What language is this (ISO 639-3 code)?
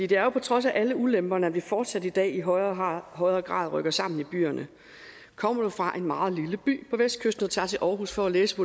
dan